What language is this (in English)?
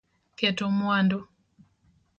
Luo (Kenya and Tanzania)